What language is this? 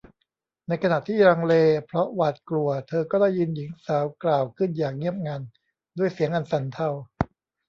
Thai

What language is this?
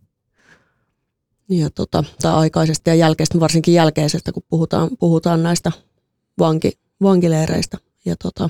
Finnish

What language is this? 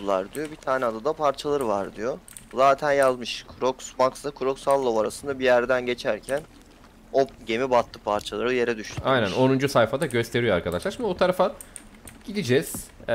Turkish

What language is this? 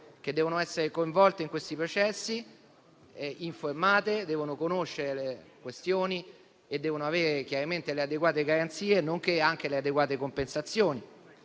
Italian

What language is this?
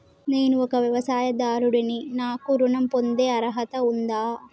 Telugu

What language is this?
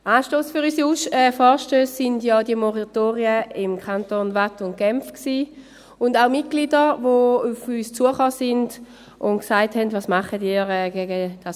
Swiss German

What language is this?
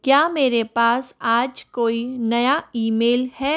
Hindi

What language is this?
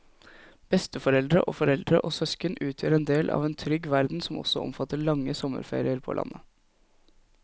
Norwegian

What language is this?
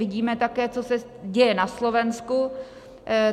Czech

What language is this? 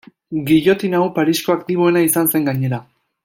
Basque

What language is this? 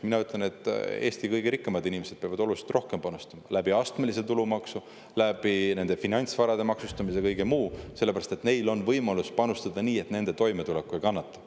Estonian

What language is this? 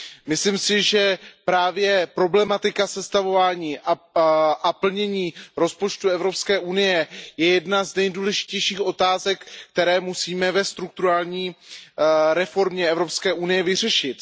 Czech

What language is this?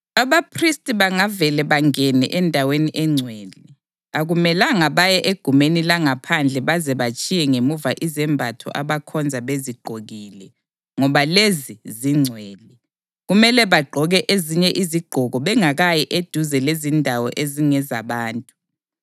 North Ndebele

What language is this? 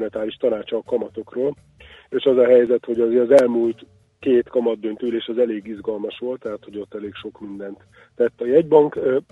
Hungarian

